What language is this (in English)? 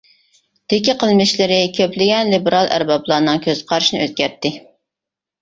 Uyghur